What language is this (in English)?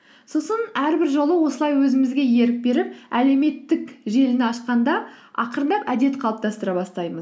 Kazakh